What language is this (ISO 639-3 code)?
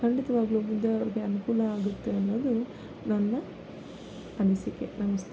kan